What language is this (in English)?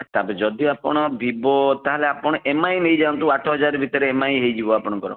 Odia